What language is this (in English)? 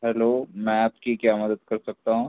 Urdu